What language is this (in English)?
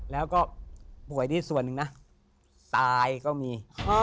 Thai